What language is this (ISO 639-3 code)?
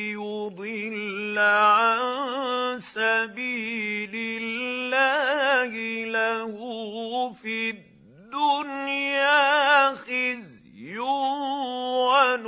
ara